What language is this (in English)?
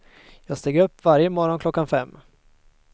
Swedish